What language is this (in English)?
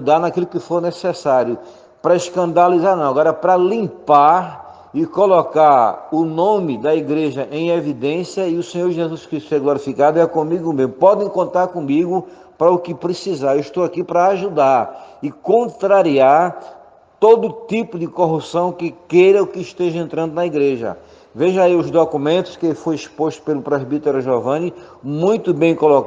Portuguese